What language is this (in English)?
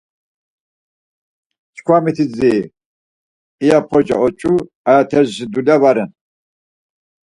Laz